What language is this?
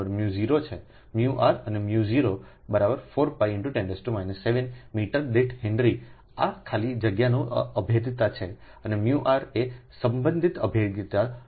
Gujarati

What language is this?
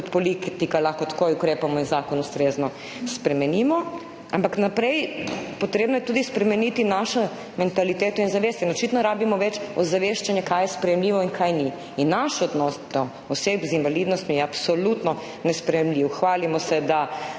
Slovenian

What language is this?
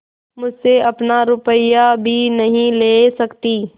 Hindi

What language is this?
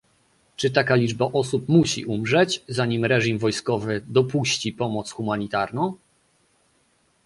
Polish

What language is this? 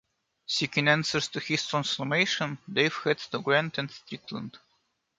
English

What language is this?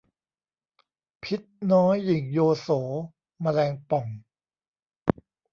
Thai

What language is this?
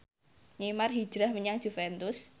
Javanese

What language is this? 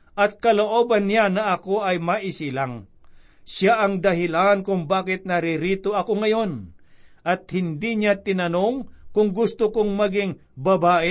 Filipino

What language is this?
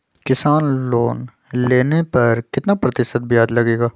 Magahi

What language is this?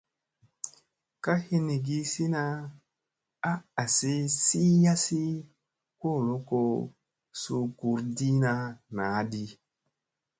Musey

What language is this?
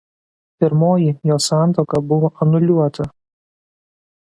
Lithuanian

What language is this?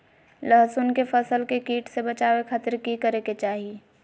Magahi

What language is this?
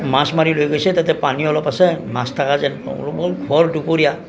Assamese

